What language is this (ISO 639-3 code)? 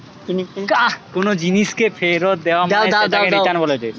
ben